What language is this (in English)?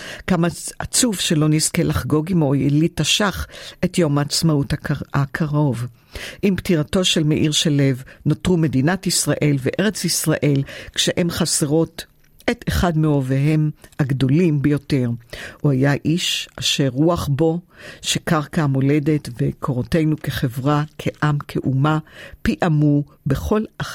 Hebrew